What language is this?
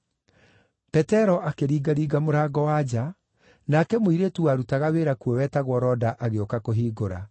Kikuyu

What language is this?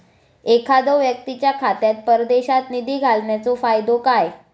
Marathi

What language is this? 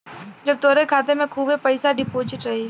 Bhojpuri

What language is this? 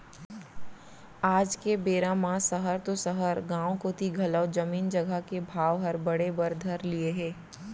Chhattisgarhi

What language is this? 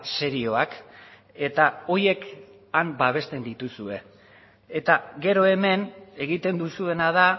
Basque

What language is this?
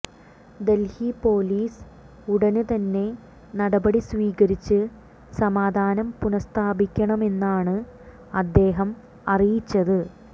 Malayalam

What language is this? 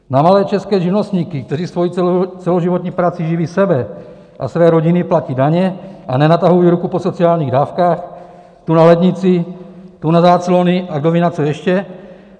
Czech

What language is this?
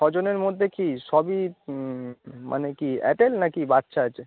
Bangla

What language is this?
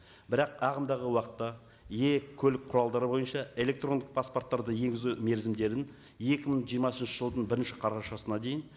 Kazakh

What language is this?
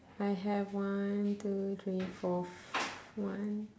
English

